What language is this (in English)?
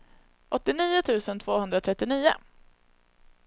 Swedish